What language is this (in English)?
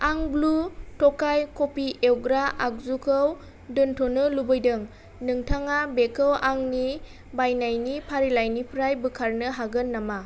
Bodo